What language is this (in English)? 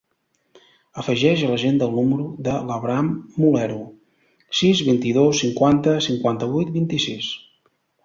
Catalan